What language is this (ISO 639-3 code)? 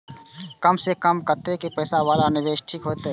mai